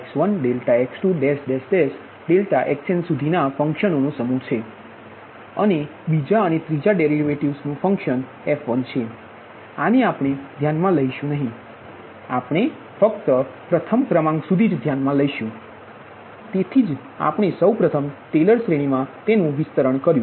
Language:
Gujarati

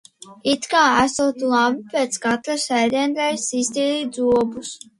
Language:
Latvian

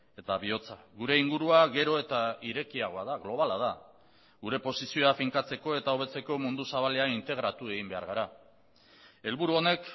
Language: Basque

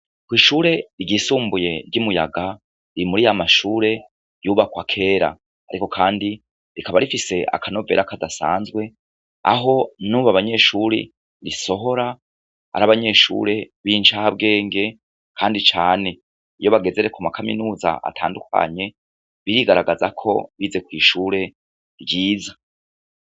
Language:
Rundi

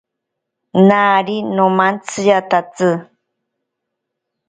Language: Ashéninka Perené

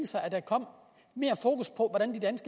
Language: Danish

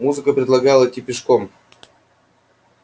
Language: Russian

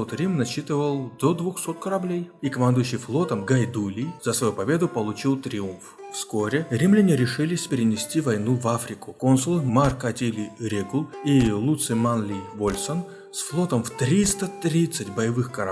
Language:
Russian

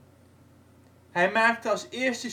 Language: Dutch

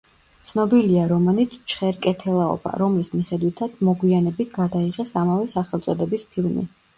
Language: Georgian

